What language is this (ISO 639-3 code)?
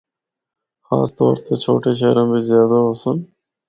hno